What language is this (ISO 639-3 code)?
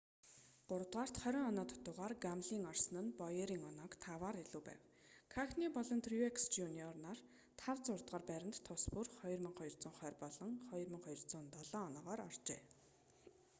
mon